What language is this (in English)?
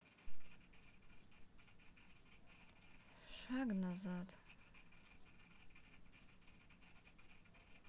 Russian